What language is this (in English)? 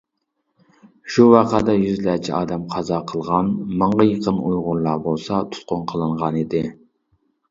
Uyghur